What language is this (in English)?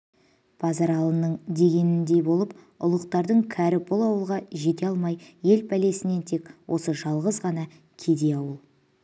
Kazakh